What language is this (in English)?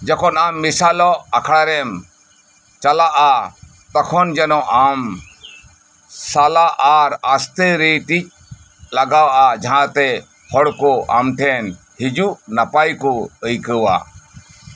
Santali